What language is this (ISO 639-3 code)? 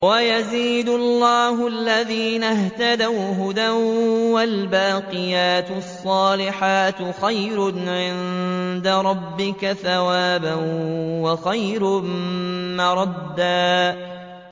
ara